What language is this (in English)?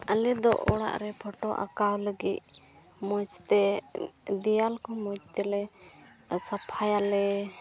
Santali